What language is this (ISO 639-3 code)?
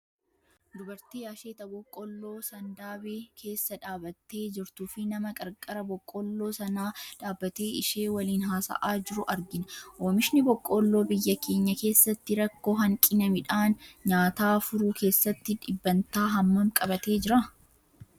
orm